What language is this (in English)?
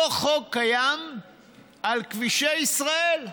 Hebrew